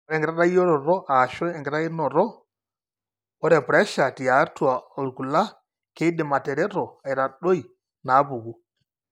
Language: Masai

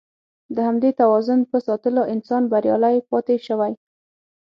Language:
Pashto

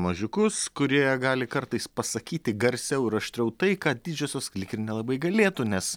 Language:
Lithuanian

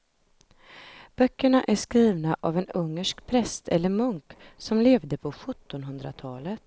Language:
Swedish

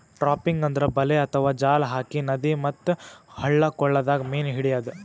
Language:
Kannada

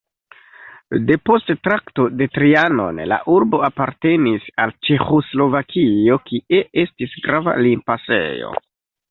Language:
Esperanto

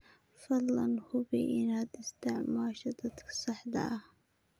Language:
Somali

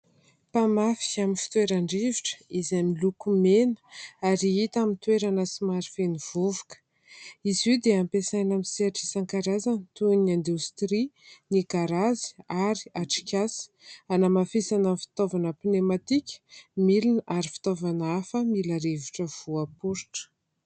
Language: Malagasy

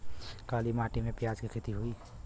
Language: Bhojpuri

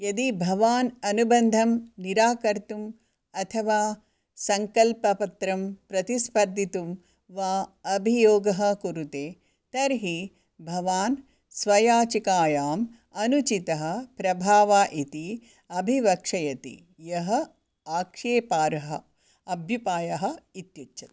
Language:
Sanskrit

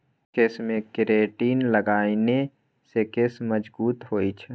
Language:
Maithili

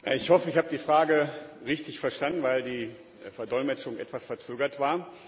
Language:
German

